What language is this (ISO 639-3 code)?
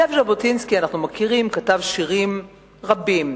heb